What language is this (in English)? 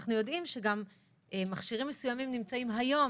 Hebrew